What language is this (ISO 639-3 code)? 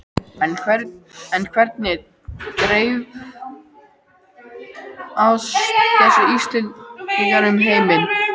isl